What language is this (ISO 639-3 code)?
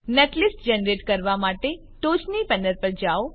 guj